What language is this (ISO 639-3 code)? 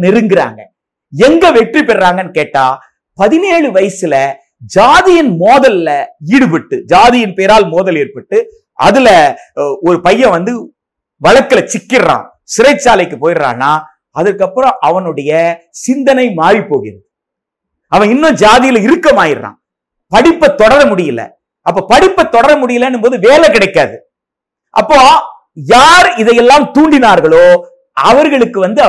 tam